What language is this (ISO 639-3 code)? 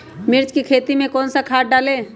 mag